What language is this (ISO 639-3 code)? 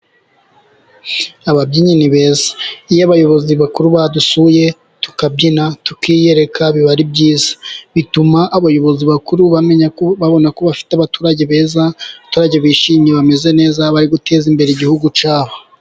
kin